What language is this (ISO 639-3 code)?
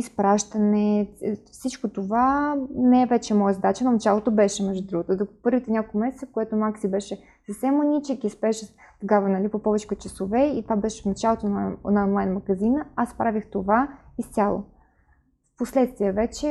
bul